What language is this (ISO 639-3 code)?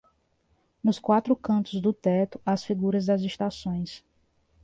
por